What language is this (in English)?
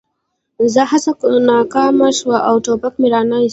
Pashto